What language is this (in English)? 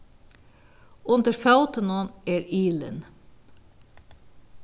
Faroese